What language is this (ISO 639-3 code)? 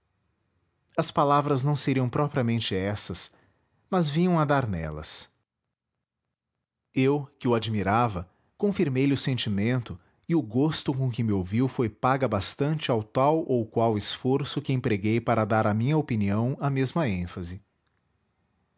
por